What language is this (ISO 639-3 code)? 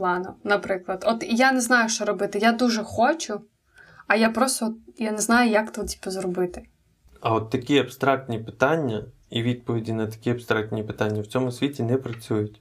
ukr